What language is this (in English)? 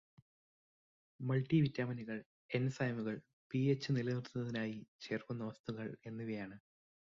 Malayalam